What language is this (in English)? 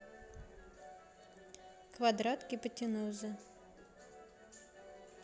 Russian